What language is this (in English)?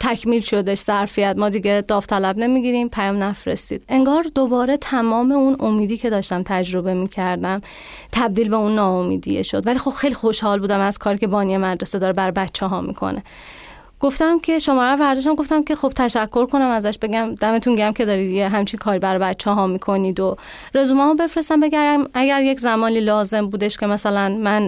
Persian